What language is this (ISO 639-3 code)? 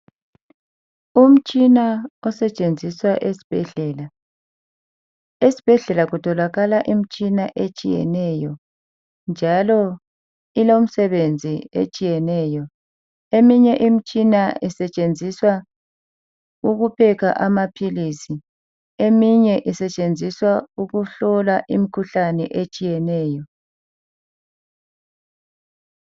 nde